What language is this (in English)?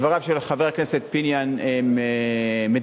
Hebrew